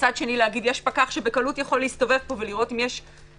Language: Hebrew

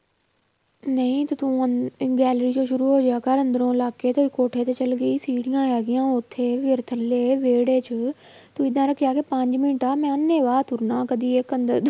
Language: Punjabi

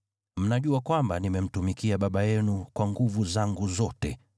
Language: Swahili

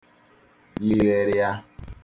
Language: Igbo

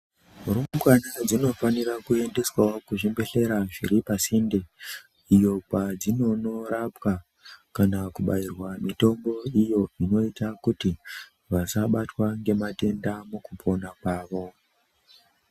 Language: Ndau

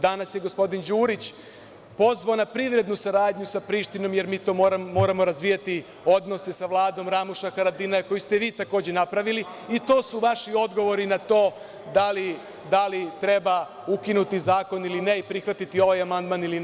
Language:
Serbian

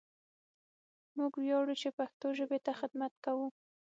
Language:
Pashto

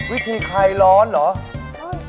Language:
Thai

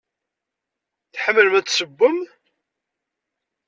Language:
Kabyle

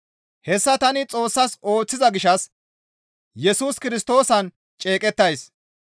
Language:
Gamo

